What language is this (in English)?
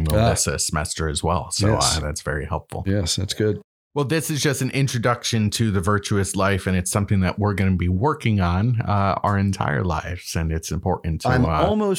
English